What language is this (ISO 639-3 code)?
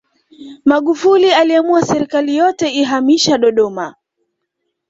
swa